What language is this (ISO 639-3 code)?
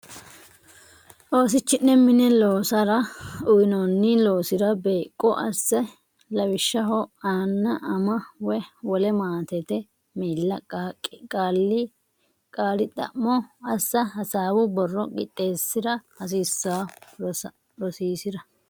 sid